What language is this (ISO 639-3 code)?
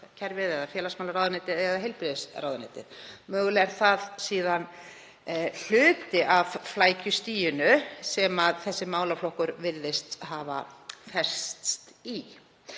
isl